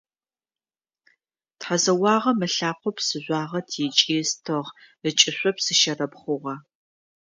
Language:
Adyghe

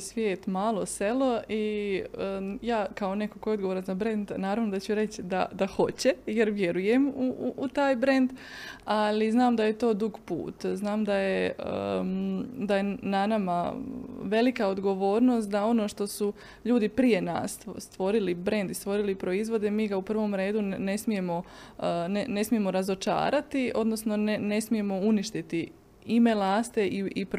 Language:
Croatian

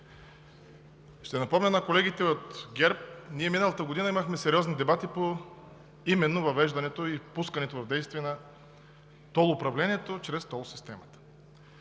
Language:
Bulgarian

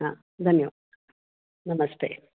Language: Sanskrit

